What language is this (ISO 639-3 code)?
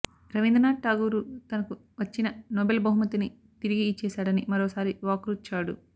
tel